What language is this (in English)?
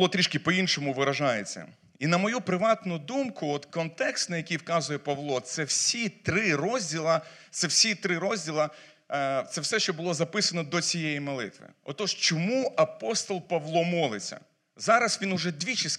Ukrainian